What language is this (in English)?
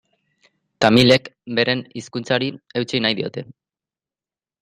Basque